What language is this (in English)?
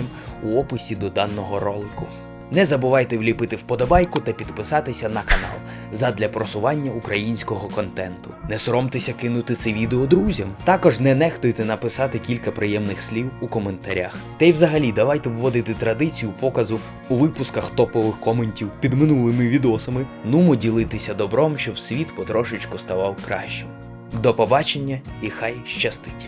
Ukrainian